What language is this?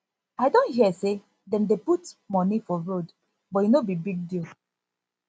Nigerian Pidgin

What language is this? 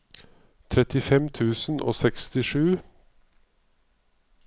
Norwegian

